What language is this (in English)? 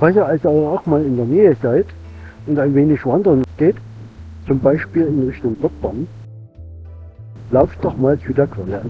German